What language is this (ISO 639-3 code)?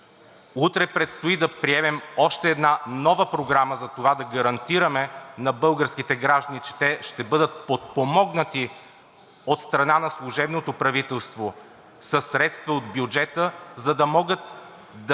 bul